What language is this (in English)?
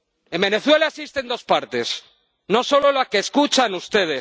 Spanish